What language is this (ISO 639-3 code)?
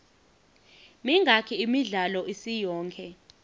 ssw